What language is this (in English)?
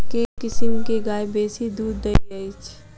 Maithili